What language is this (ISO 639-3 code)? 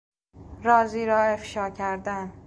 fas